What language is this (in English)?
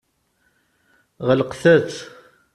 Kabyle